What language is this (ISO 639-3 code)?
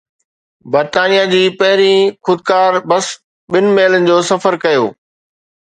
snd